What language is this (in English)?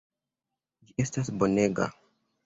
Esperanto